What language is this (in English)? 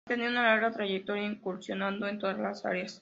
Spanish